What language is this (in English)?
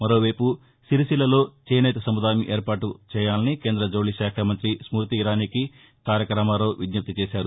Telugu